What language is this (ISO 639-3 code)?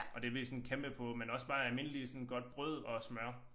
dan